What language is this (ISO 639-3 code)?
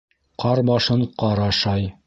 bak